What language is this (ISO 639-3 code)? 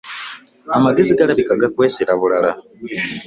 lug